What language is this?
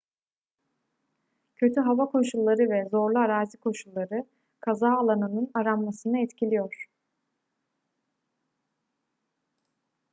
Turkish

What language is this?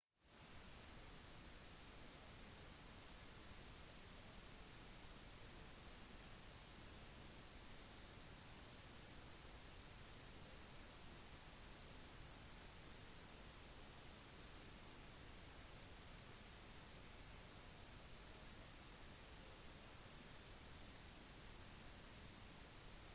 Norwegian Bokmål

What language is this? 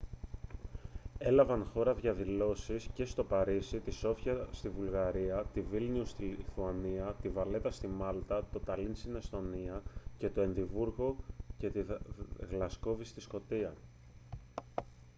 Greek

